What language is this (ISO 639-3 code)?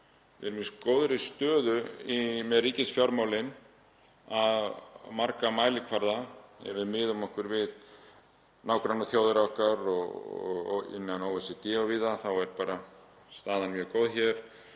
isl